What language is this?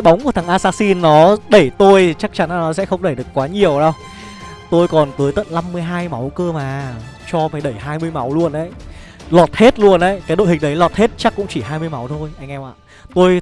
Vietnamese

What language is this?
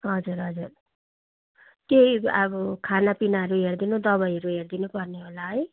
Nepali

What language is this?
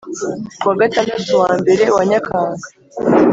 Kinyarwanda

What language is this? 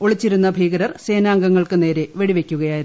Malayalam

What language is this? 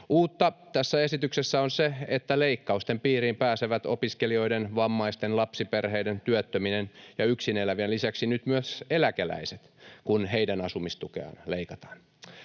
Finnish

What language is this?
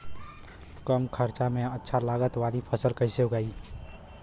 Bhojpuri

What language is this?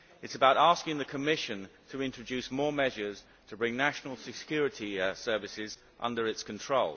English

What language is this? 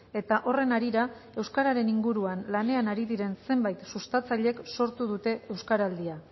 Basque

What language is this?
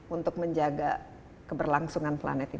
Indonesian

